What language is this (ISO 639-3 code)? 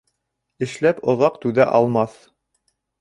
bak